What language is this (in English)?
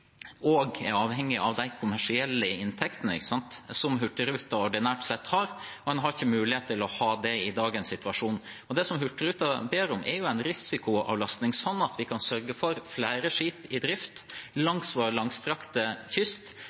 Norwegian Bokmål